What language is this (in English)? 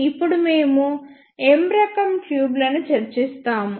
Telugu